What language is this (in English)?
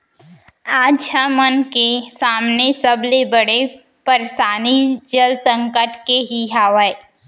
Chhattisgarhi